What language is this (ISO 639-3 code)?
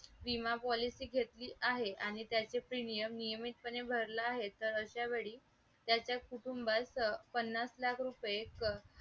mar